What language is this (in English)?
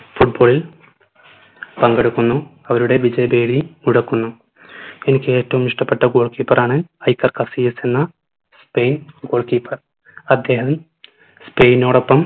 Malayalam